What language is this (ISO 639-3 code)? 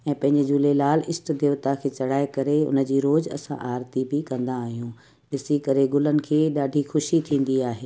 snd